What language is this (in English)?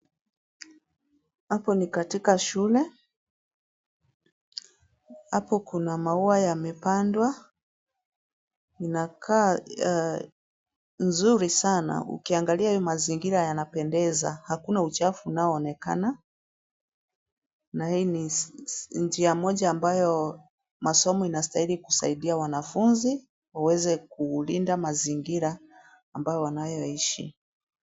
Swahili